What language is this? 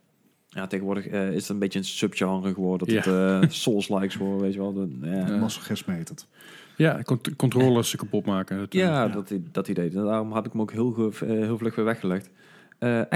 Dutch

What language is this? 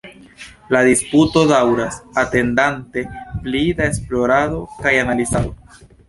Esperanto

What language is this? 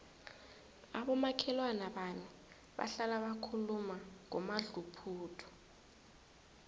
South Ndebele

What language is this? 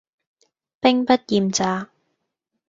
Cantonese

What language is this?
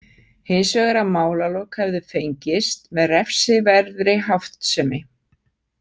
Icelandic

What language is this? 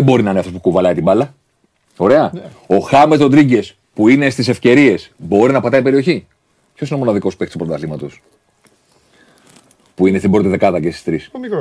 Greek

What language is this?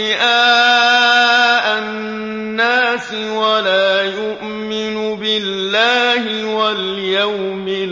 Arabic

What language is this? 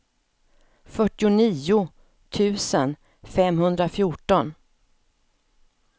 Swedish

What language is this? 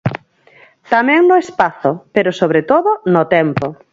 Galician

